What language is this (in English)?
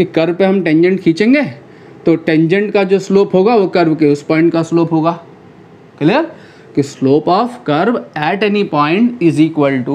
Hindi